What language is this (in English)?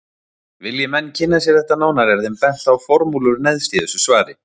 Icelandic